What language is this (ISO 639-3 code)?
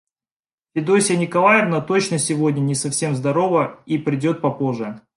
rus